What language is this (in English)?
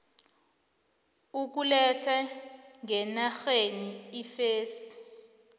South Ndebele